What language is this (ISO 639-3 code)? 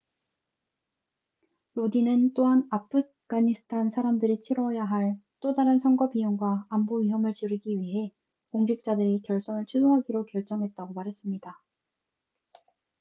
kor